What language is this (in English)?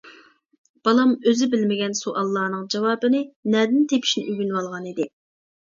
Uyghur